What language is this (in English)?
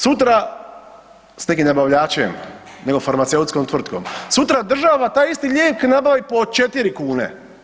Croatian